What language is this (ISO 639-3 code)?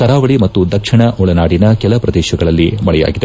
kan